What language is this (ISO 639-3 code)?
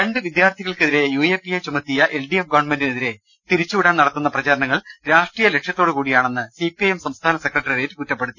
mal